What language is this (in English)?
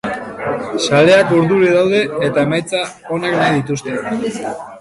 Basque